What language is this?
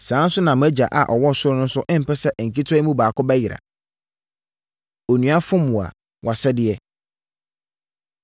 Akan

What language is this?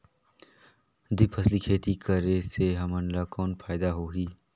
Chhattisgarhi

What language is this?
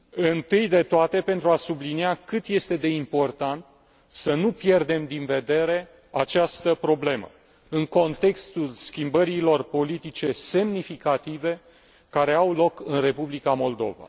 Romanian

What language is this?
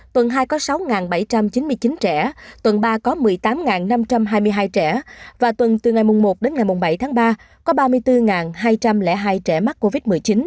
Vietnamese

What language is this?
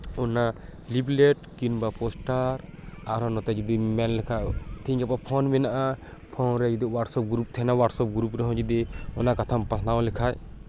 Santali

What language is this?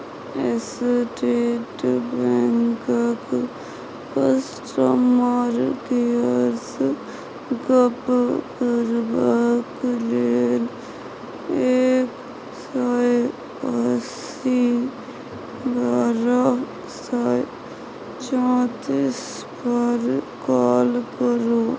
Maithili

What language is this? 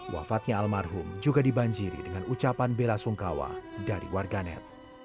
Indonesian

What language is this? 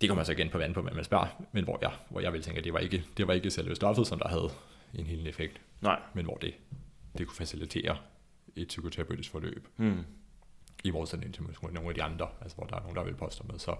Danish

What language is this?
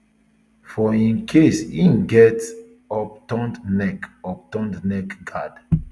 Nigerian Pidgin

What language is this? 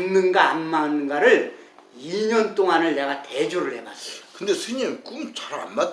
Korean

